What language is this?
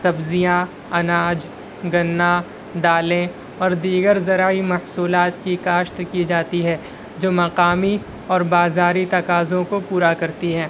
Urdu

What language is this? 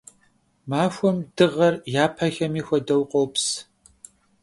Kabardian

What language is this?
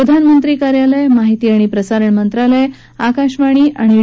Marathi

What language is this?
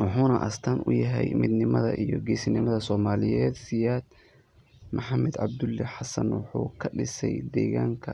Somali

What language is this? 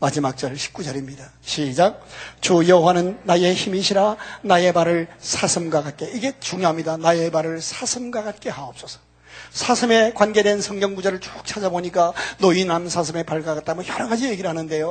Korean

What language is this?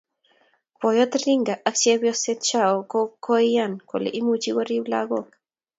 Kalenjin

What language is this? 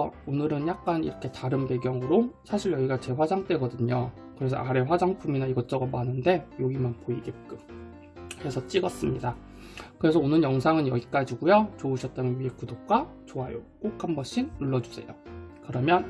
Korean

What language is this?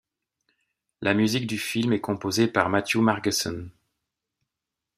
French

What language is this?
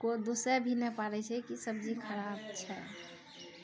Maithili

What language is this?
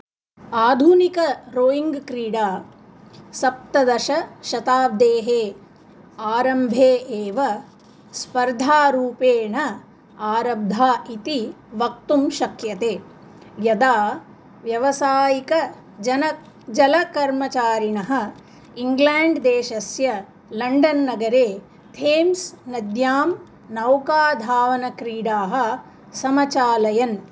Sanskrit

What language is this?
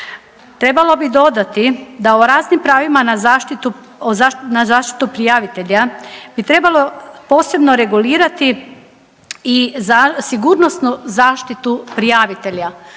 Croatian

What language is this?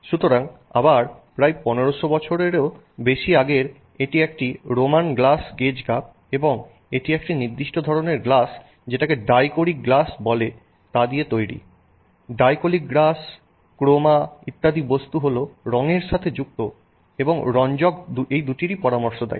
Bangla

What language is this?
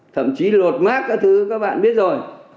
Vietnamese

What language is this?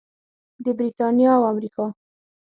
Pashto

